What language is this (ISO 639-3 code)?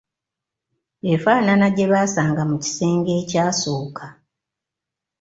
lug